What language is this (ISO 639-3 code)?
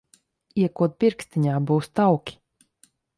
lav